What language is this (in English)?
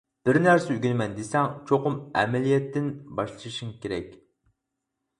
Uyghur